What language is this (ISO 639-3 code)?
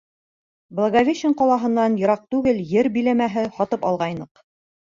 bak